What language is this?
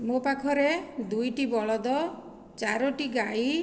Odia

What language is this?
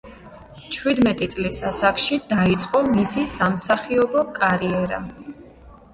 Georgian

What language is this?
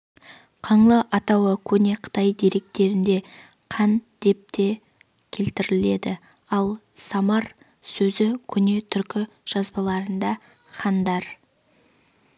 Kazakh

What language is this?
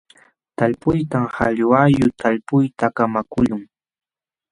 Jauja Wanca Quechua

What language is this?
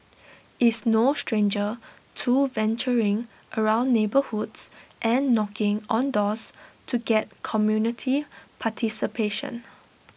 English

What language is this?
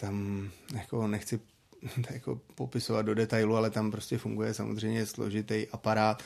Czech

